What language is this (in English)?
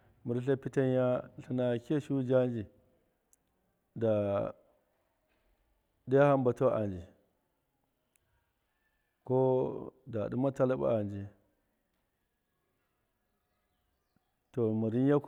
Miya